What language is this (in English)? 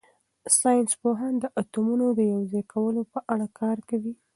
Pashto